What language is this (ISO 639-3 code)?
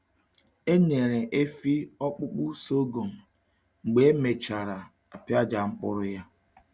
ibo